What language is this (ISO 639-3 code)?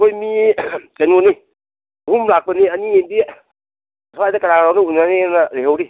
mni